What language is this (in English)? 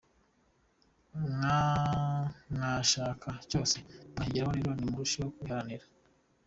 Kinyarwanda